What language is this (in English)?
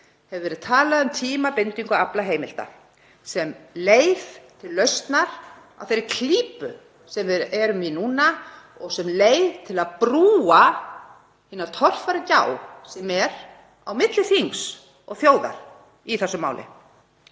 Icelandic